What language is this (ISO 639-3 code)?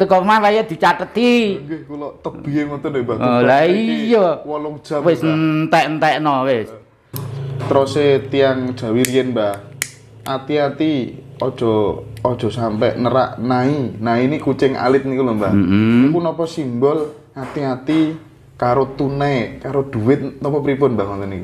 ind